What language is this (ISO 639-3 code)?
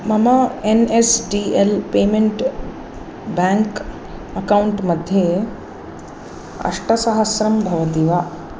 san